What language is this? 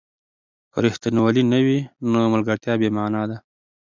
Pashto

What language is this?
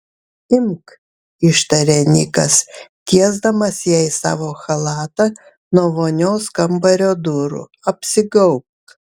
Lithuanian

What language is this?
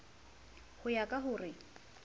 Southern Sotho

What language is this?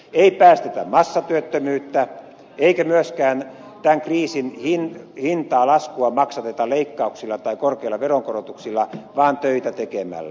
Finnish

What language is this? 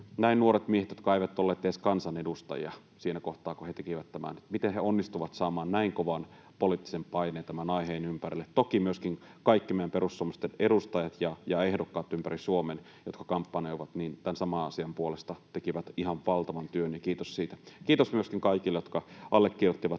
Finnish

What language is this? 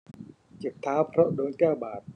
Thai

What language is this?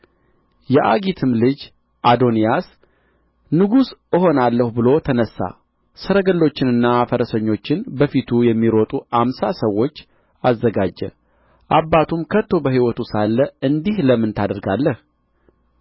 Amharic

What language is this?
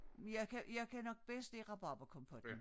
Danish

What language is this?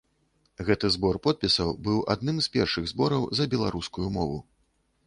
Belarusian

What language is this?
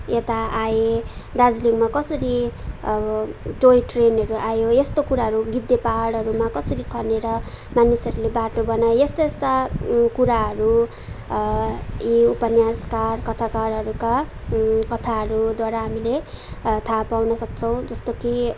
Nepali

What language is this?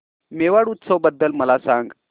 Marathi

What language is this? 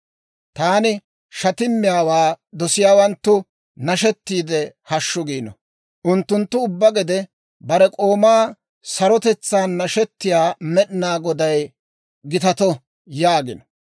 Dawro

